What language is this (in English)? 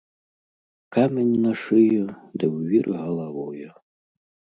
Belarusian